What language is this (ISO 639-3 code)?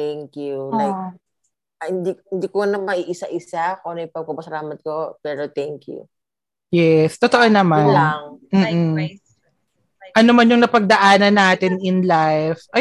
fil